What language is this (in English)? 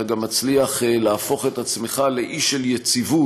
Hebrew